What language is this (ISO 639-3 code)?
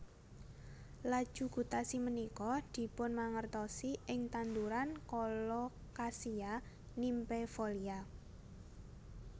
jav